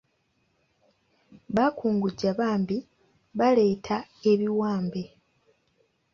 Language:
Ganda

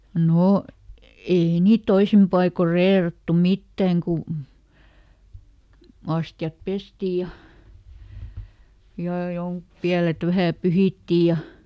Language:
Finnish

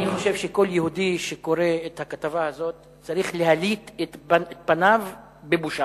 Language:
Hebrew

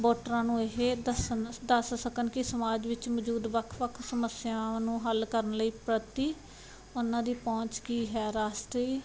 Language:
Punjabi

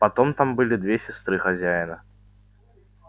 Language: Russian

